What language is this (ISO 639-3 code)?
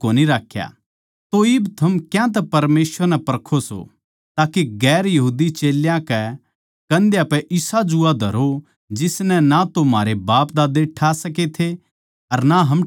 bgc